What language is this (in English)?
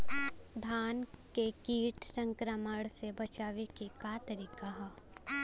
Bhojpuri